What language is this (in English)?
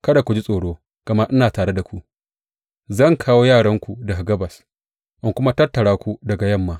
Hausa